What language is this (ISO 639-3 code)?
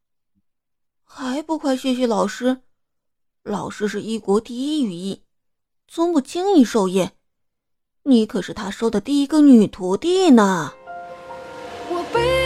zho